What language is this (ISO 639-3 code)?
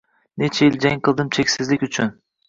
uzb